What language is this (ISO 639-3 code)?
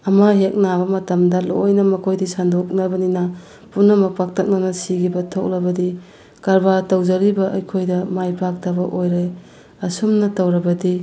mni